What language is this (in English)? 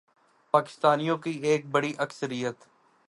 Urdu